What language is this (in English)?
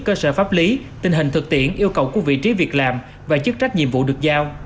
Vietnamese